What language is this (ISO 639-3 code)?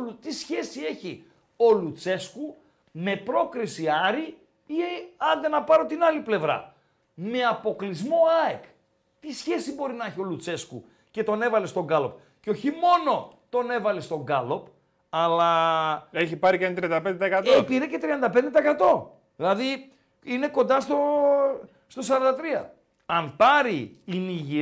ell